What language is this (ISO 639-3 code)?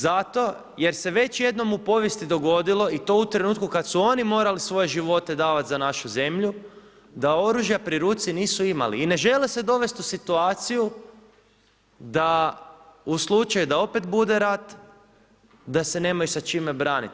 hrv